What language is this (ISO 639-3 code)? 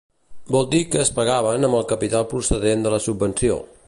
cat